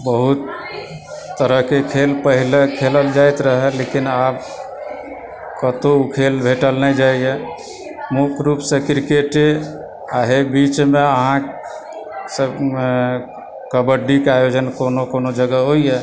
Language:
Maithili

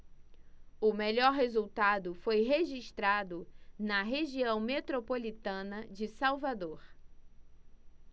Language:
Portuguese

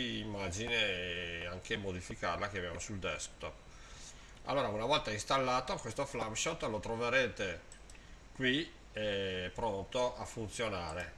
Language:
Italian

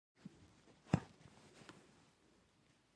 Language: Pashto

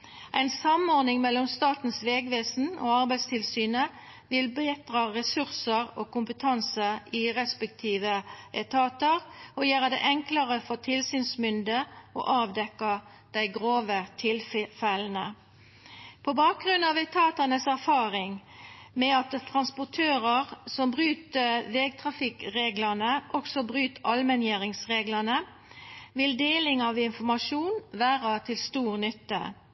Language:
Norwegian Nynorsk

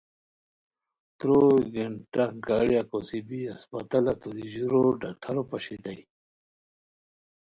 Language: Khowar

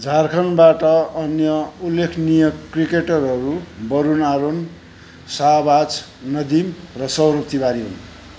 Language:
Nepali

